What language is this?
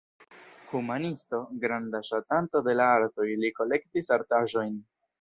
Esperanto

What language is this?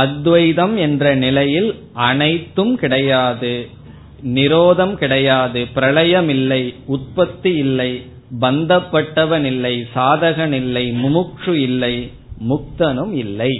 Tamil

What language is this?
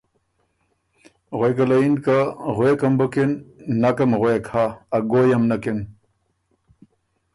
Ormuri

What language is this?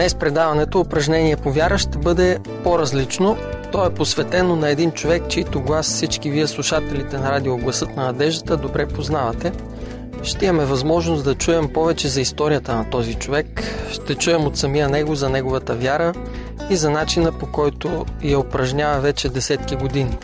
Bulgarian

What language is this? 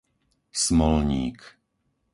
Slovak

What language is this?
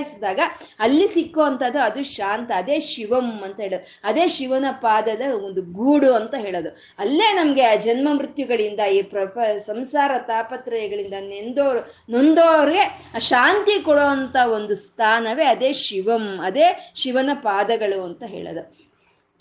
Kannada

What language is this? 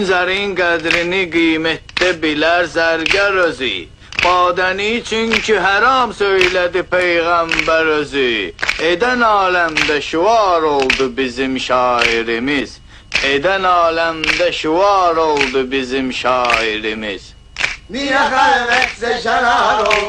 Turkish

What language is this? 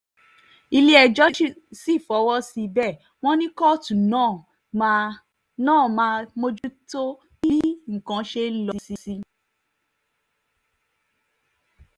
Yoruba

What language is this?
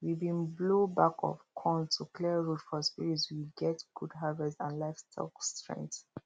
Nigerian Pidgin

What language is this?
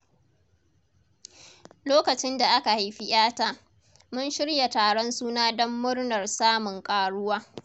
Hausa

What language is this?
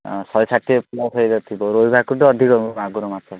Odia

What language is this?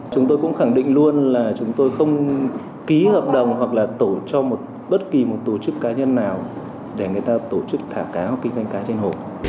Vietnamese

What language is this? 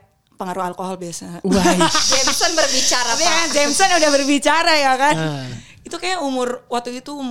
Indonesian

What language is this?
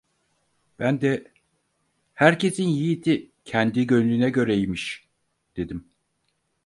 Turkish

